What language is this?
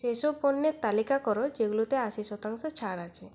Bangla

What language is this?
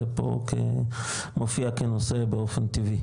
Hebrew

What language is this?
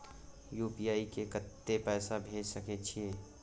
Maithili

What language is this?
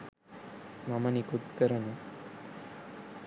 Sinhala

